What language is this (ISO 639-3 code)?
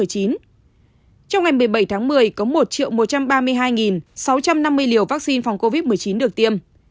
vie